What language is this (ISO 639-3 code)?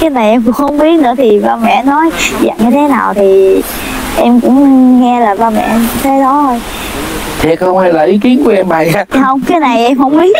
vie